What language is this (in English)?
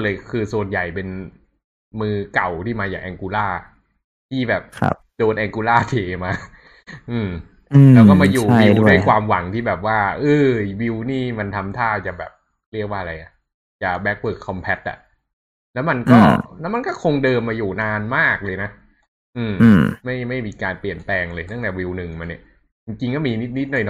Thai